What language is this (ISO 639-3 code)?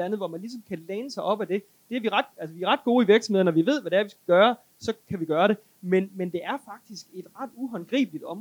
dan